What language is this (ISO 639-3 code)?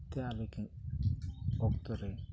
sat